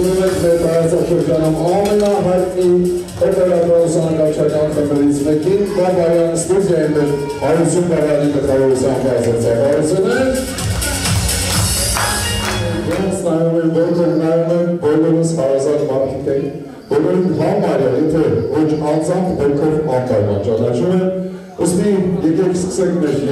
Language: Romanian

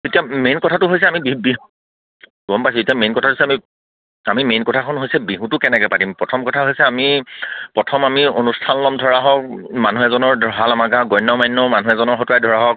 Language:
Assamese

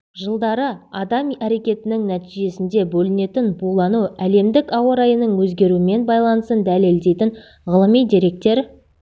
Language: Kazakh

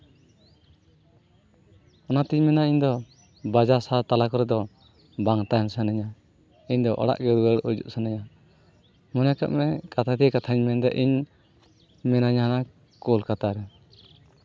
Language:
Santali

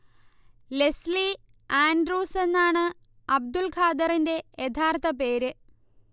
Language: Malayalam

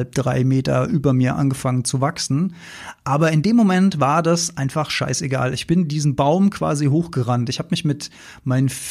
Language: German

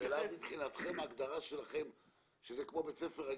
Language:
Hebrew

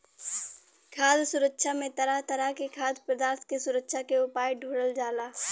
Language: Bhojpuri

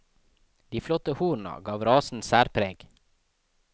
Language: Norwegian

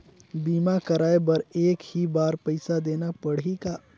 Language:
Chhattisgarhi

